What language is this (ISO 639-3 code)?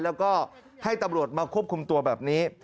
tha